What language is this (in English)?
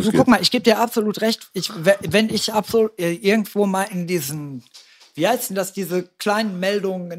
German